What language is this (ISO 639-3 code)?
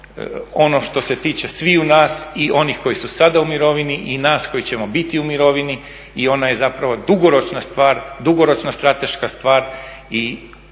hrv